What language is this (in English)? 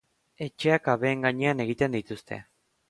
Basque